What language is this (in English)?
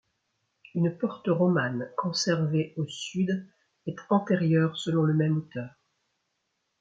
French